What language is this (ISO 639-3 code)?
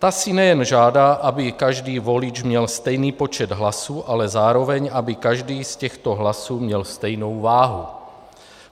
ces